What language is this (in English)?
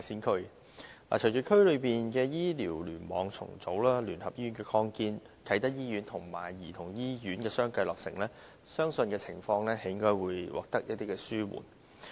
Cantonese